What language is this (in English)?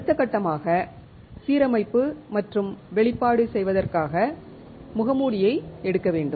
Tamil